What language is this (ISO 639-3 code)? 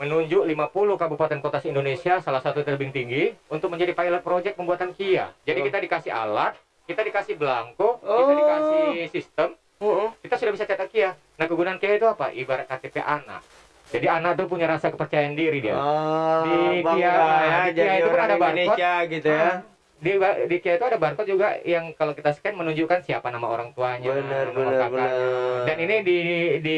ind